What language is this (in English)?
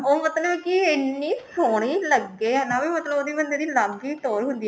Punjabi